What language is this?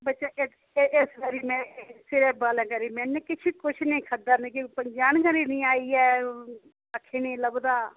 Dogri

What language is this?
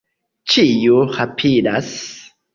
Esperanto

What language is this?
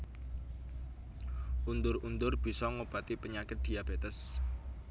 Javanese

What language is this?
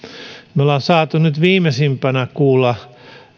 Finnish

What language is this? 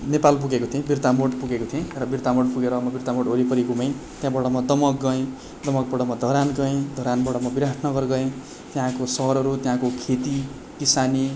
Nepali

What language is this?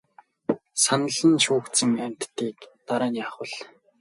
Mongolian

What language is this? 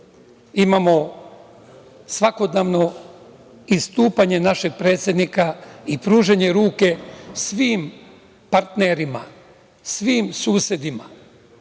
Serbian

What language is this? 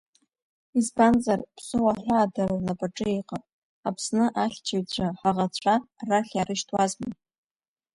Abkhazian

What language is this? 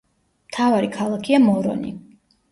Georgian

